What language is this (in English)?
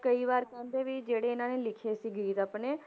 Punjabi